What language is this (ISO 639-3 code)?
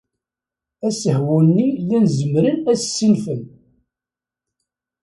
kab